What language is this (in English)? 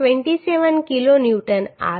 Gujarati